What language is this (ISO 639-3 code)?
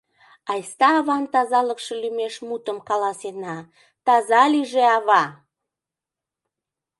chm